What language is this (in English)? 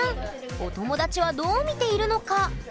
Japanese